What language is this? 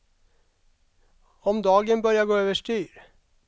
Swedish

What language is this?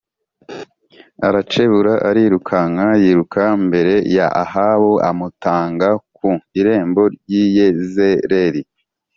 Kinyarwanda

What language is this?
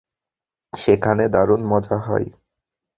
Bangla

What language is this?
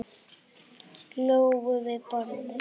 Icelandic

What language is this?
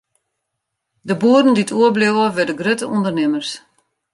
Western Frisian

